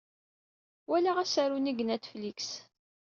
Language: Kabyle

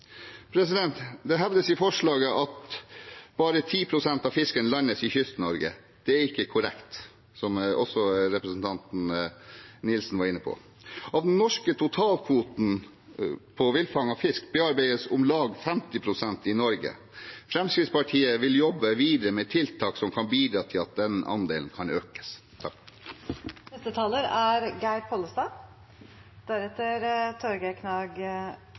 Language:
Norwegian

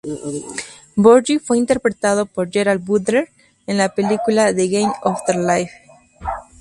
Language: Spanish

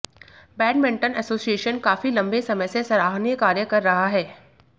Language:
Hindi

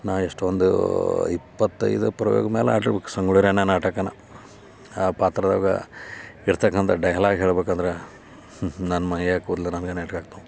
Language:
Kannada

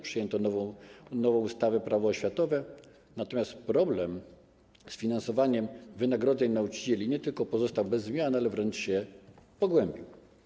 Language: Polish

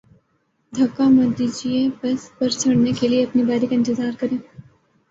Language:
Urdu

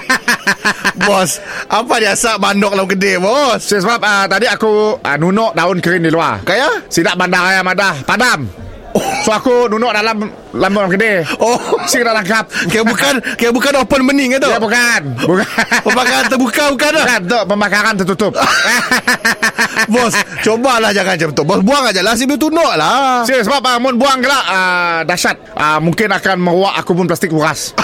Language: Malay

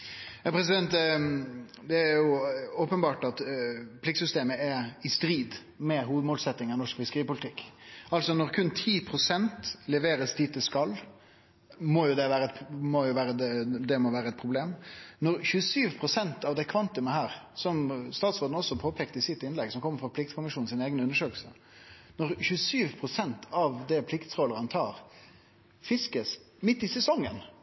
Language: Norwegian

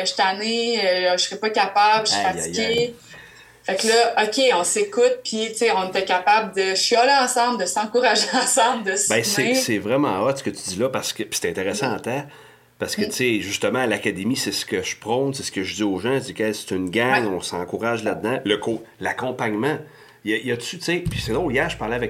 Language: French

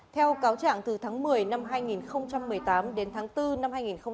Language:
Vietnamese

